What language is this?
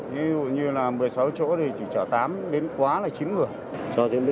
Vietnamese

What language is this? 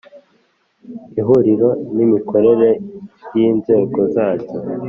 Kinyarwanda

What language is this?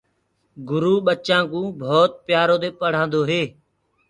Gurgula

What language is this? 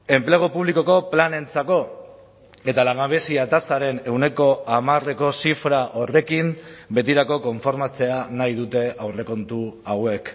Basque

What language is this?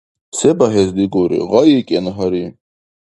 Dargwa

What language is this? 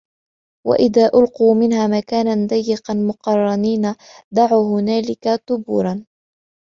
Arabic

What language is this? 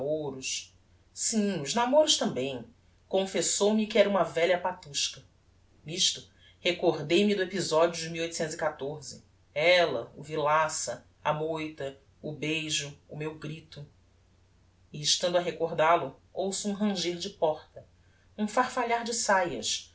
Portuguese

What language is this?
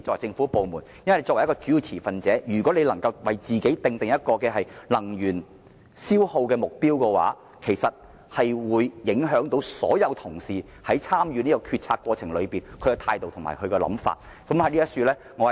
Cantonese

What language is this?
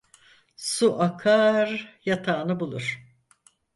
Turkish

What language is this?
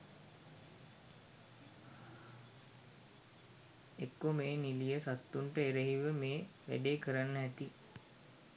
Sinhala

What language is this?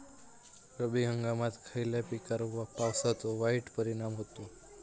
Marathi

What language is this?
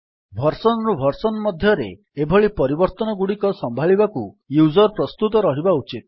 Odia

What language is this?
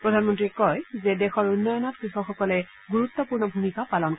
Assamese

